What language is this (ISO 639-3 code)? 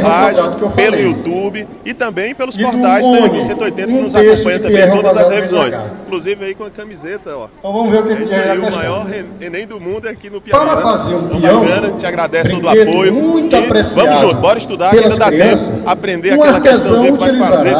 por